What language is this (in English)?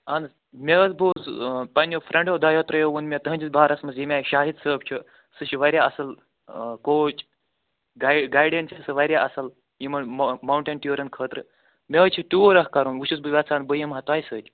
Kashmiri